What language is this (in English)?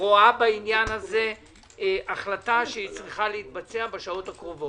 Hebrew